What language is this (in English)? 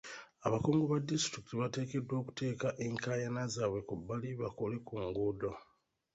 Ganda